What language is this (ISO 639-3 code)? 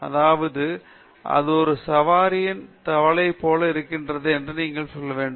tam